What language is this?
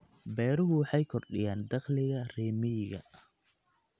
Somali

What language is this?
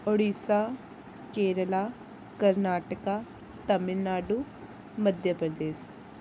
Dogri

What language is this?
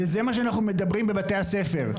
Hebrew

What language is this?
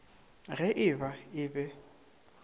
Northern Sotho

